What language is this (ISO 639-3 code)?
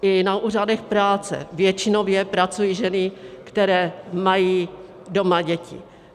ces